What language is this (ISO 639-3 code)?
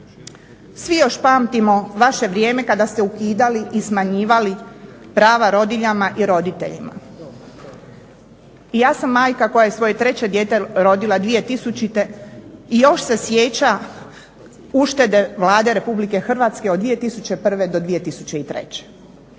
hrv